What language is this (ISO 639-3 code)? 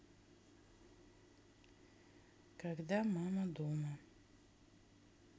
rus